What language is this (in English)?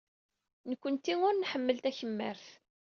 Kabyle